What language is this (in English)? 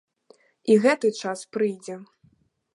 Belarusian